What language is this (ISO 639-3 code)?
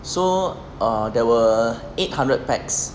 eng